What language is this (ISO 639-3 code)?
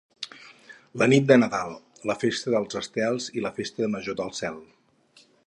cat